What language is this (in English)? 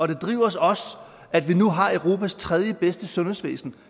Danish